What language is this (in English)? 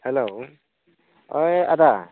Bodo